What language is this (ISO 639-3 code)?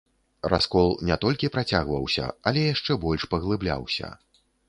bel